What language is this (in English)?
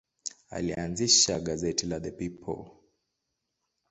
Swahili